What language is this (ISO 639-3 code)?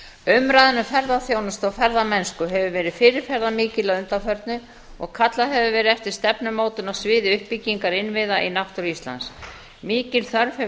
isl